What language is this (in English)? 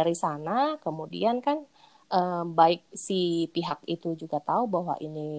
Indonesian